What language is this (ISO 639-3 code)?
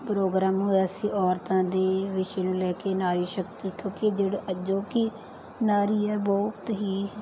pan